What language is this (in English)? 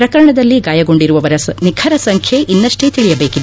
Kannada